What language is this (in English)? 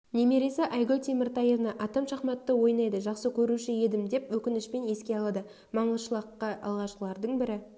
Kazakh